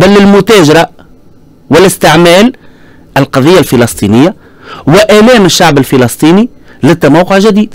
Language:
Arabic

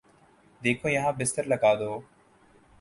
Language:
Urdu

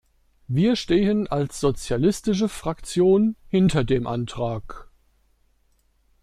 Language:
German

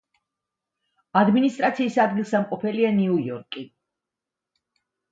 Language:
Georgian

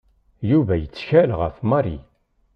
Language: Kabyle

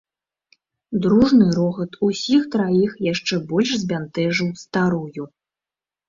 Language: Belarusian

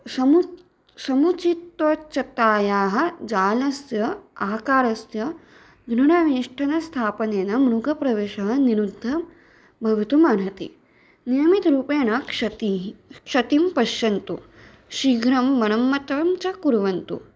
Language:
Sanskrit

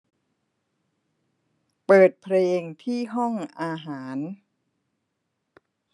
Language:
Thai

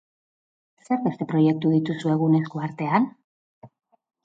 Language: Basque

